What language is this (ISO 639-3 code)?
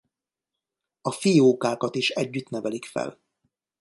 hun